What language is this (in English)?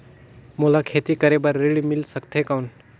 Chhattisgarhi